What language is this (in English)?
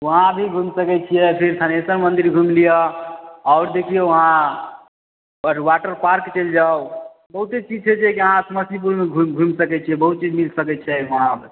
Maithili